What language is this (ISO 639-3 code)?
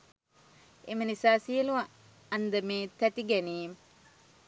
sin